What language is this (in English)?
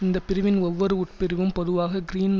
Tamil